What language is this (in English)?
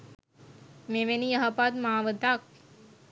Sinhala